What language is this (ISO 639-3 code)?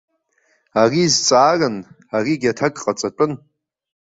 abk